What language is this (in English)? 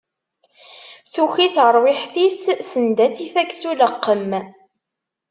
Kabyle